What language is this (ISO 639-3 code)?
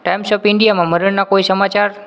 guj